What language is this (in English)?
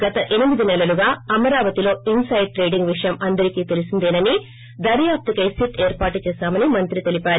Telugu